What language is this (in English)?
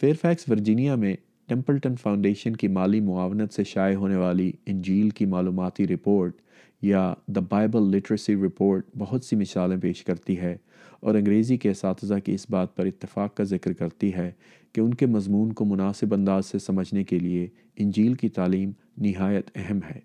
Urdu